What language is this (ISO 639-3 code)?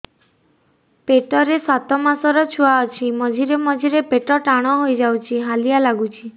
ori